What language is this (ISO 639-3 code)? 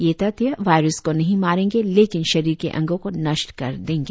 hin